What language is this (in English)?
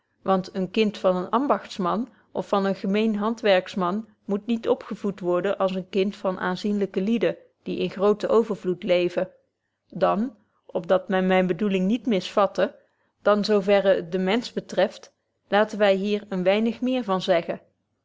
Dutch